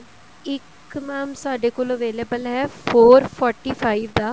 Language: Punjabi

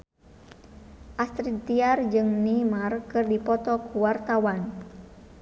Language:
Sundanese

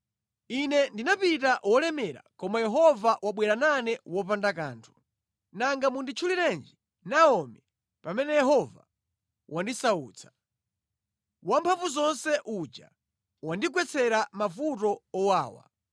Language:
Nyanja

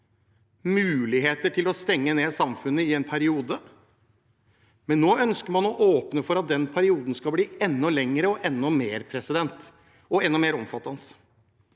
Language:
Norwegian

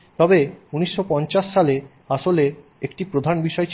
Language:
Bangla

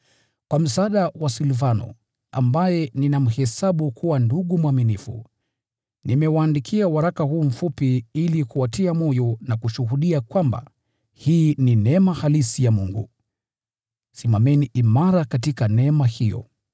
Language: Swahili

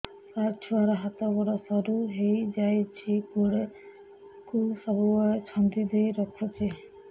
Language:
Odia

